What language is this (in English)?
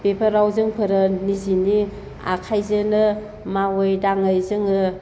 Bodo